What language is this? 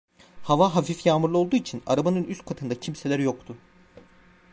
Turkish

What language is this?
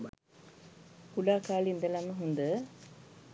Sinhala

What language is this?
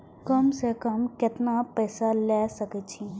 Maithili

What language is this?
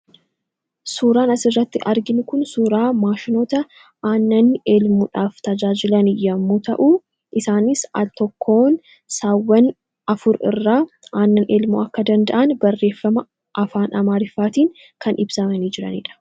Oromo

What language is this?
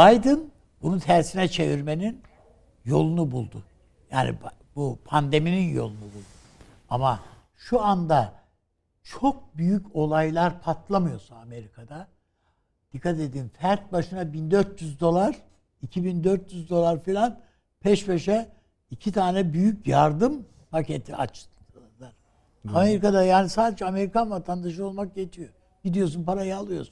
Turkish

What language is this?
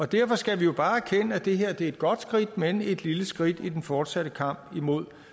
Danish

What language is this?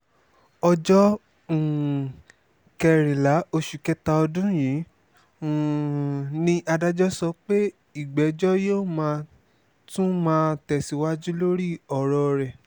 Yoruba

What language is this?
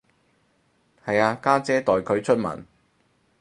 Cantonese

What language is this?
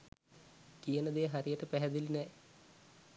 Sinhala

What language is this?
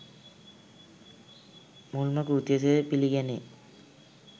Sinhala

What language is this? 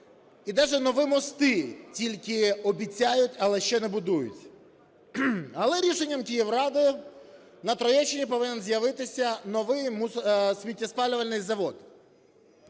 Ukrainian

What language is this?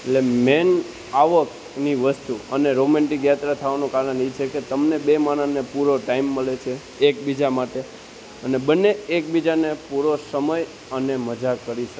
Gujarati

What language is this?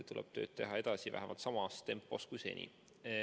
Estonian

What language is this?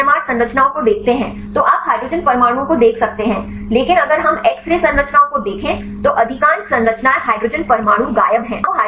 Hindi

